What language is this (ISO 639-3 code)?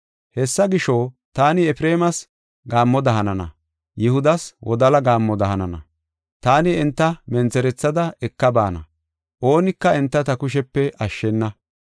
gof